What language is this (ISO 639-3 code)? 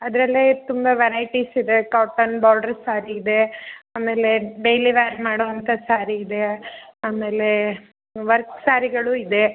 kan